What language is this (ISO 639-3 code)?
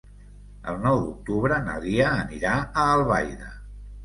cat